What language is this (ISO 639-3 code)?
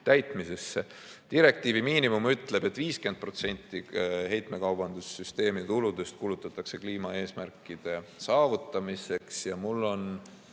est